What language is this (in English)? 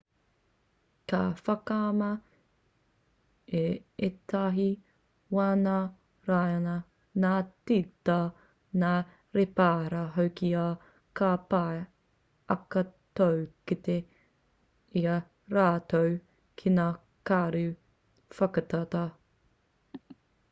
Māori